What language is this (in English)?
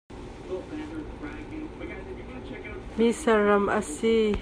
Hakha Chin